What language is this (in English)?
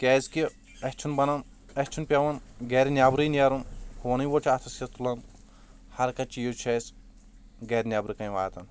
Kashmiri